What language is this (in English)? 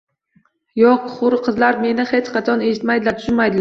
Uzbek